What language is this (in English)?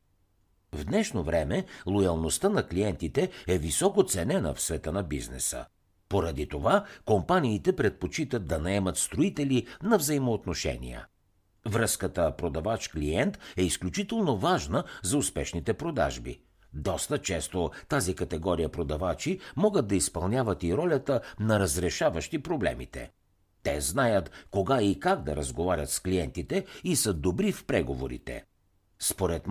Bulgarian